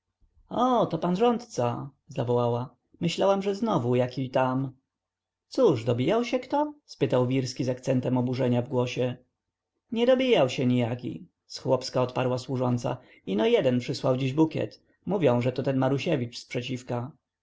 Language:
Polish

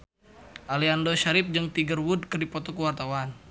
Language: Sundanese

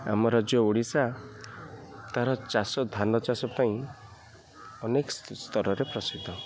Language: Odia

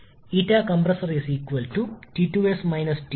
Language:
Malayalam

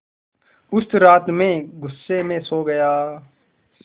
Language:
Hindi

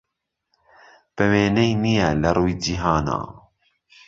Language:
Central Kurdish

